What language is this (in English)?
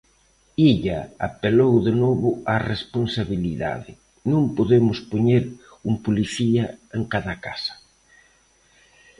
Galician